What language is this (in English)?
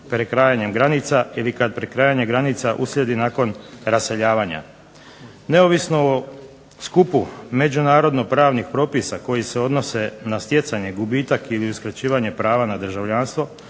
Croatian